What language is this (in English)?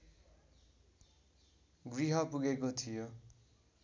Nepali